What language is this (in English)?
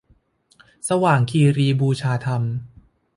Thai